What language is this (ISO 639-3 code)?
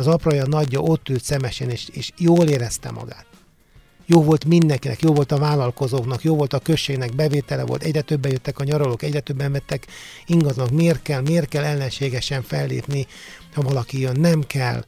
hun